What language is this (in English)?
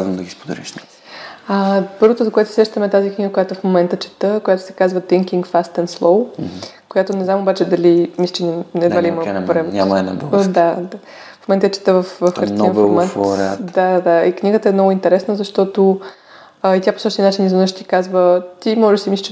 Bulgarian